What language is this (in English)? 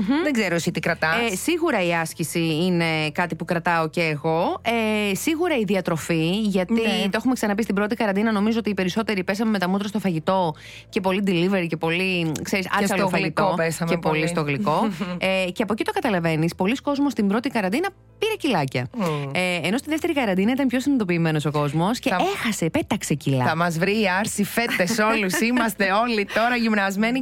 Greek